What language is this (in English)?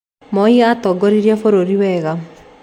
Kikuyu